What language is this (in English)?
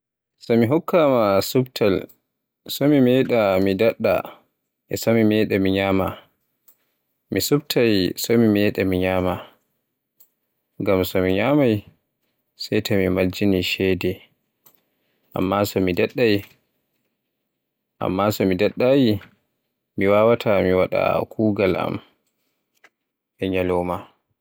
Borgu Fulfulde